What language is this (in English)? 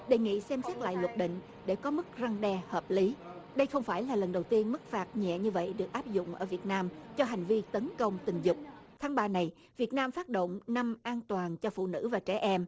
Vietnamese